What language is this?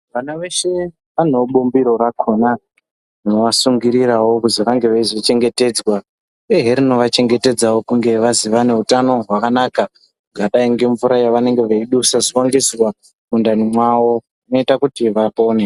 Ndau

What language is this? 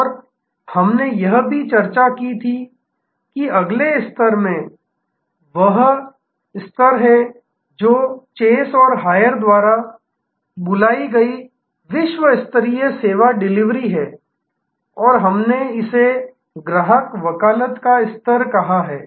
Hindi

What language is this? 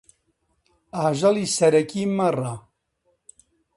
Central Kurdish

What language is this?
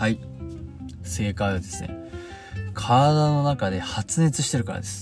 Japanese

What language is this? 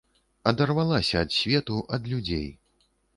Belarusian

